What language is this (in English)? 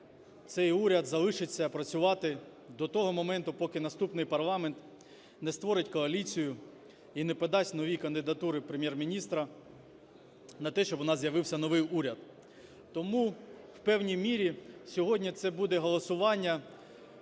Ukrainian